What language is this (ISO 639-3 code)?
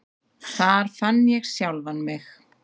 isl